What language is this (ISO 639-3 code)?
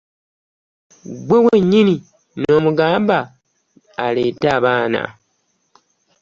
lug